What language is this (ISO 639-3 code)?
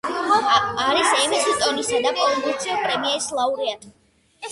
kat